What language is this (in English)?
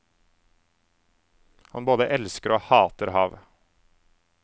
Norwegian